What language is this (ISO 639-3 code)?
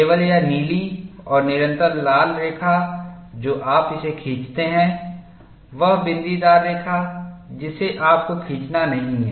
hin